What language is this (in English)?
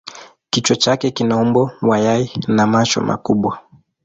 Swahili